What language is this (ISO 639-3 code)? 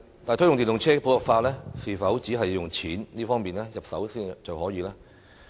yue